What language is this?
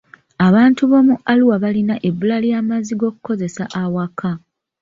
Ganda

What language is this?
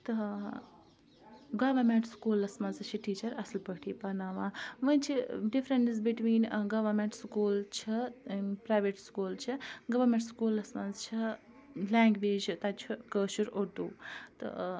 Kashmiri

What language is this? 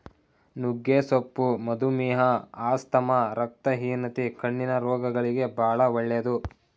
Kannada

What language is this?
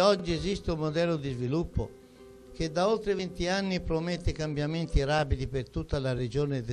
Italian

